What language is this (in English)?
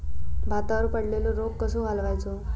Marathi